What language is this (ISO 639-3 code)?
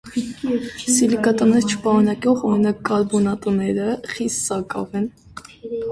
hye